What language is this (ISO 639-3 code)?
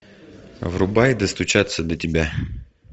rus